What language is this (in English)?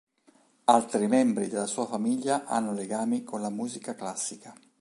Italian